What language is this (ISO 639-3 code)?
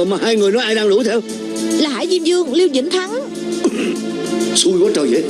vie